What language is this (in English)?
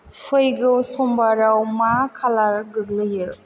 Bodo